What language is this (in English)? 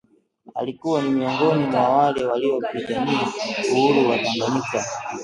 Swahili